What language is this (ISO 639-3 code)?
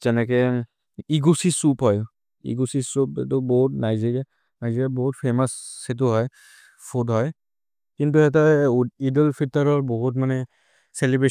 mrr